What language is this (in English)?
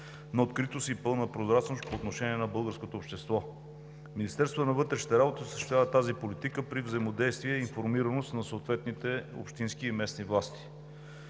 Bulgarian